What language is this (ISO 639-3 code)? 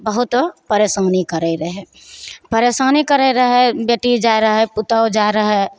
mai